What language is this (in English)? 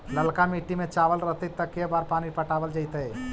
Magahi